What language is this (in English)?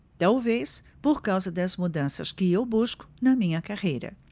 Portuguese